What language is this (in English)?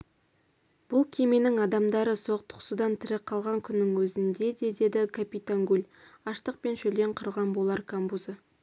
Kazakh